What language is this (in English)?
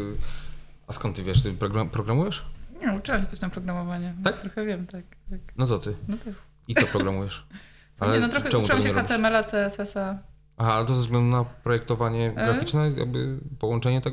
Polish